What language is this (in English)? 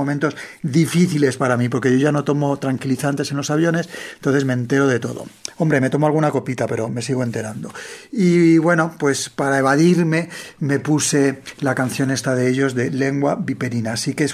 Spanish